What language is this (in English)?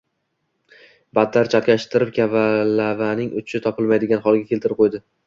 Uzbek